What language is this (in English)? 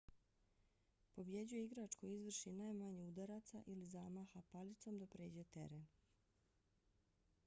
Bosnian